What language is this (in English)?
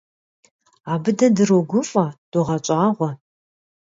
Kabardian